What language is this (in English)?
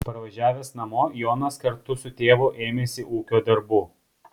Lithuanian